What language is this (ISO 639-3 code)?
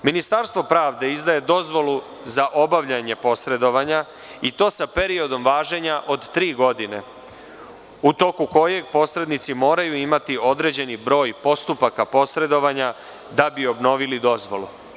srp